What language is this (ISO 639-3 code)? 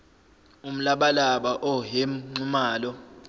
zul